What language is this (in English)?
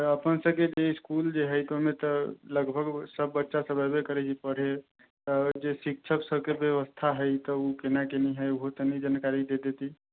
Maithili